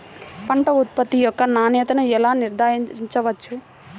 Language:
Telugu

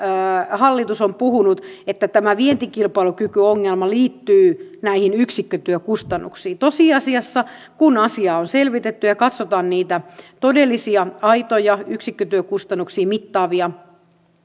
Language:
Finnish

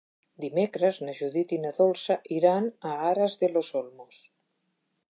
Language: Catalan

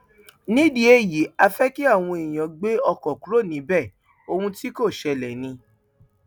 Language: Yoruba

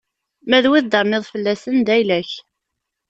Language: Kabyle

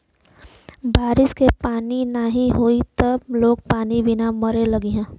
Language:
Bhojpuri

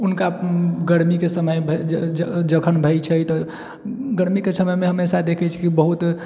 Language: Maithili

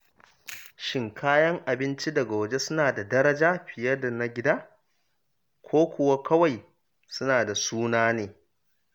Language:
Hausa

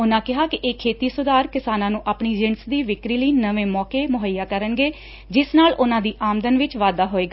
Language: Punjabi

